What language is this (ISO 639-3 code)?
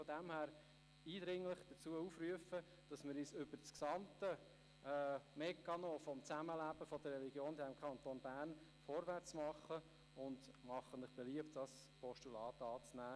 gsw